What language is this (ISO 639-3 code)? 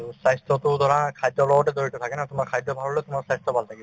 asm